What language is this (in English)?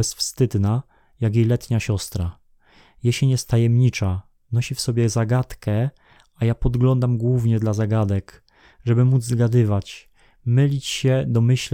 Polish